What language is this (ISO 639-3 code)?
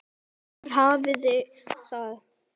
isl